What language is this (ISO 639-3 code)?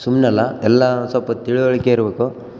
kan